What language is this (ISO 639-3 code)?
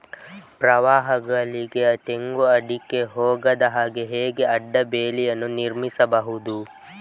kan